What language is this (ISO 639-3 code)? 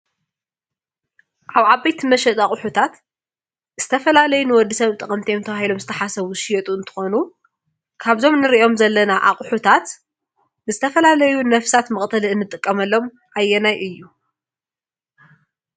tir